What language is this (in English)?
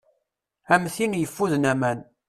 Kabyle